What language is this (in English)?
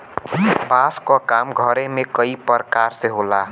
Bhojpuri